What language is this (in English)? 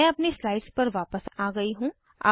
Hindi